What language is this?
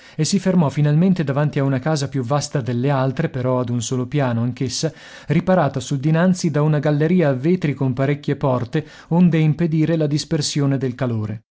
Italian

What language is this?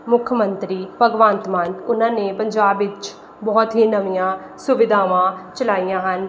Punjabi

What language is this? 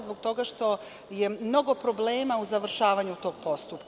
Serbian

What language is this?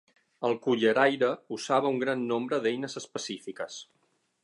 Catalan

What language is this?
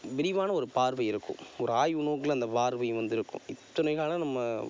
Tamil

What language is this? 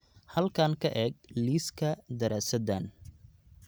Somali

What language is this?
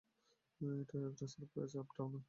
Bangla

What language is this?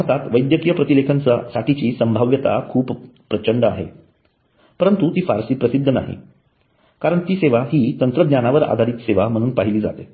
Marathi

